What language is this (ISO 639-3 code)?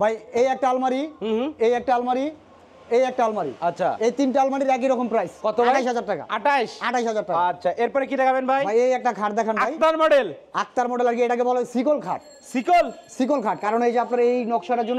ben